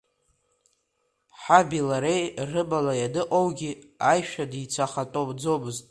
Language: Abkhazian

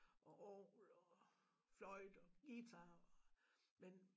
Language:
Danish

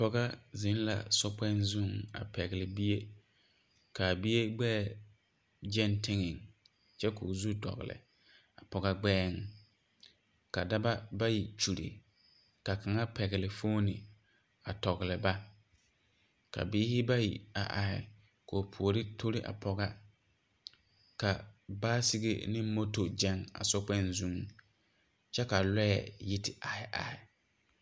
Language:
Southern Dagaare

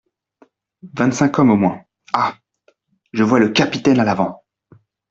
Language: French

